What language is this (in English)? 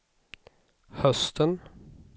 Swedish